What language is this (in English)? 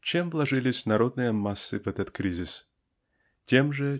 Russian